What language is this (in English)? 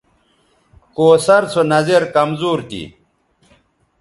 Bateri